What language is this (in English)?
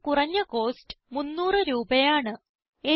Malayalam